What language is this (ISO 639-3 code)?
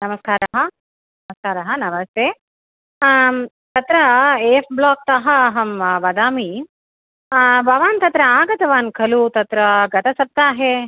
san